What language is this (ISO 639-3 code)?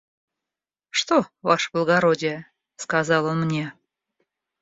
rus